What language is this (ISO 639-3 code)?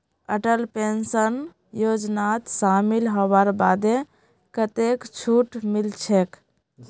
mag